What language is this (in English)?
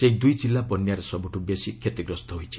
Odia